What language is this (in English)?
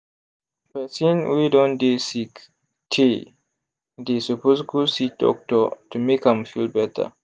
Nigerian Pidgin